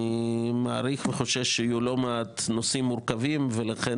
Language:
Hebrew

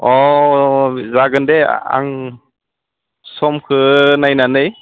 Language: Bodo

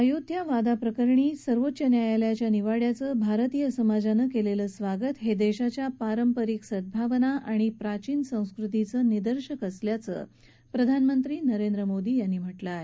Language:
Marathi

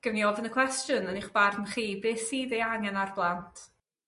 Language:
Welsh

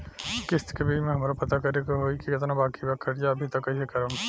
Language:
Bhojpuri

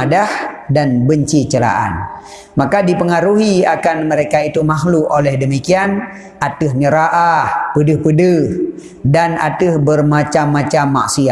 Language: Malay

